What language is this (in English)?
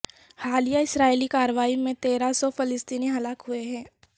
Urdu